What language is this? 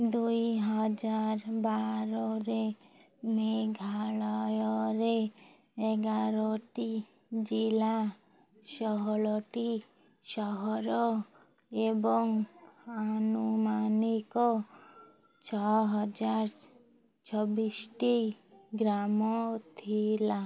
Odia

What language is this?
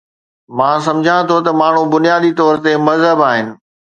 Sindhi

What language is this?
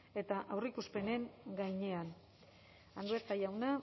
Basque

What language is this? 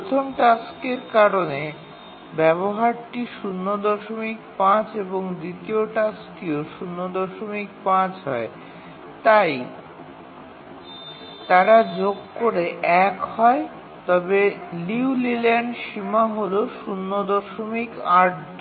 Bangla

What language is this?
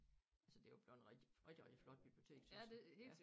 Danish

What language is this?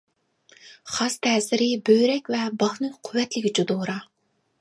Uyghur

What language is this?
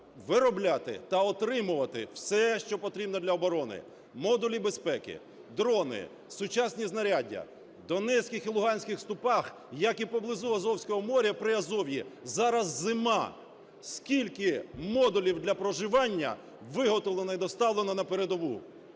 Ukrainian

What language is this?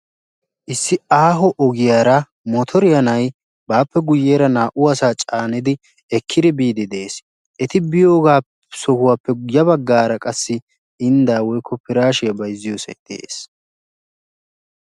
Wolaytta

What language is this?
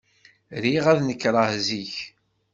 Kabyle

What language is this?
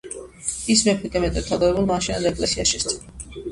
Georgian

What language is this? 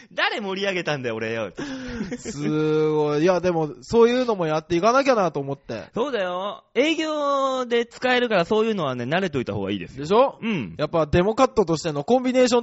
Japanese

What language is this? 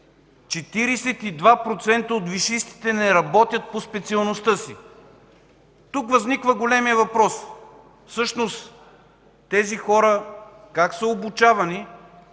Bulgarian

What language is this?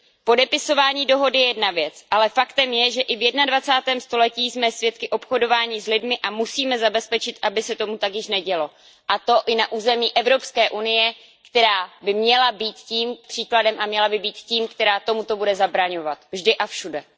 Czech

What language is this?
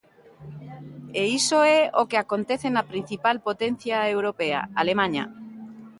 Galician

